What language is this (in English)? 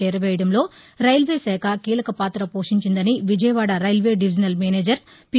Telugu